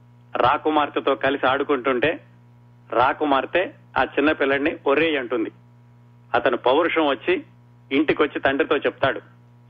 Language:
Telugu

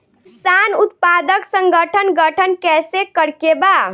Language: Bhojpuri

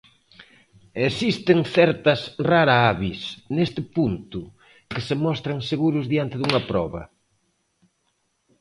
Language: Galician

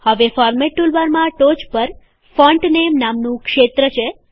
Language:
Gujarati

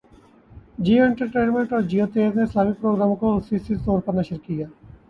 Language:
Urdu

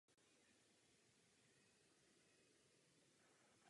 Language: Czech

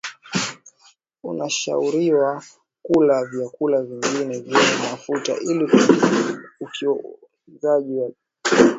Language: Swahili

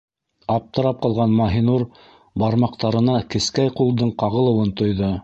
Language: Bashkir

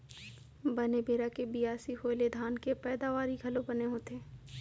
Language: Chhattisgarhi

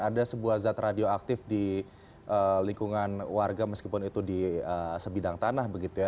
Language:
Indonesian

